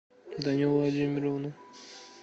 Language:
Russian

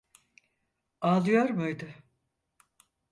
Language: Turkish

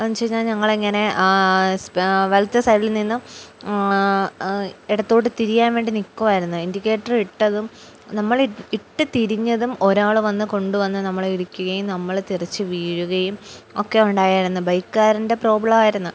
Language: Malayalam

